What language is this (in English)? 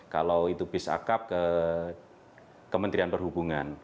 Indonesian